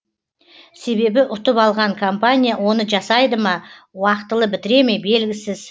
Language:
Kazakh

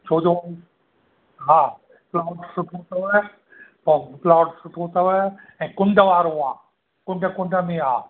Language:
Sindhi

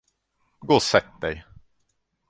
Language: Swedish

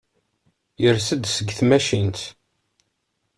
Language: Kabyle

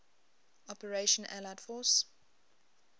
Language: English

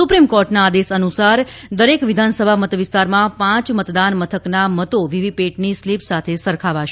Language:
Gujarati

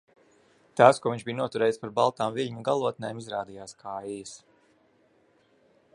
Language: Latvian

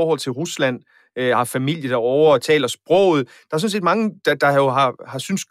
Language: Danish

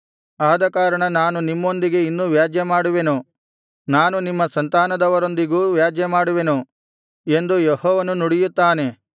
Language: Kannada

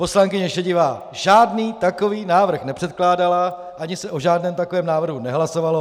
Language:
Czech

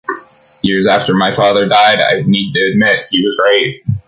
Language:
English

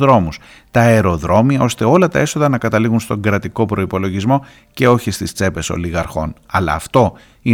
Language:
Greek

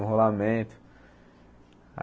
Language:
Portuguese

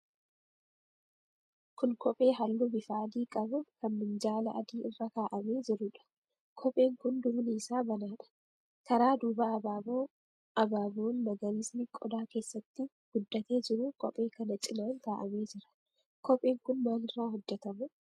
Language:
Oromo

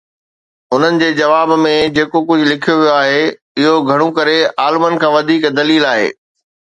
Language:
Sindhi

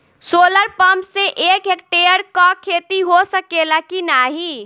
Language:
Bhojpuri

